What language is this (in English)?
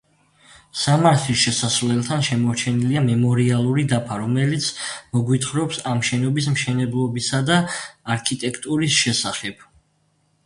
Georgian